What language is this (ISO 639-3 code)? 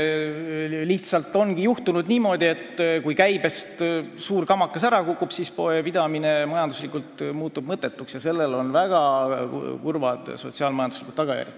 est